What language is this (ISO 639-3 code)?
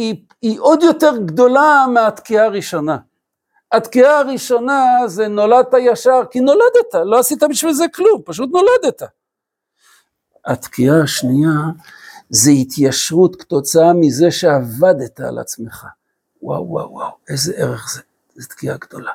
heb